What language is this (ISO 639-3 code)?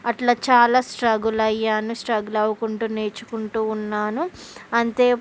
tel